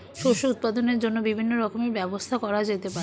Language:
Bangla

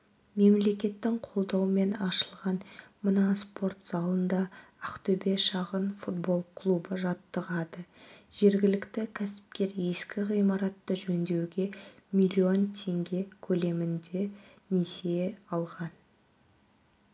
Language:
Kazakh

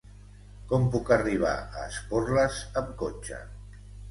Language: Catalan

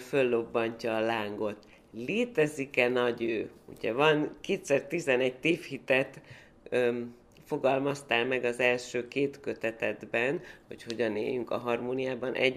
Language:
Hungarian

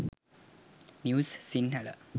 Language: Sinhala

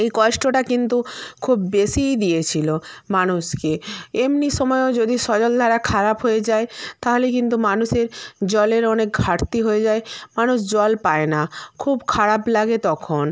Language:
Bangla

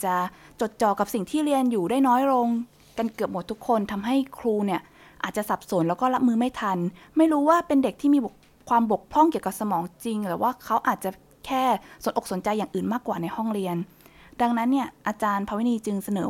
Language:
Thai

